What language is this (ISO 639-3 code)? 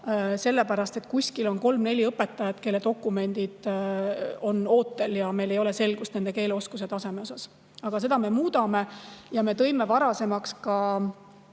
est